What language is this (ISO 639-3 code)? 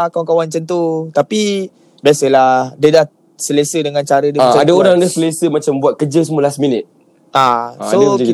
msa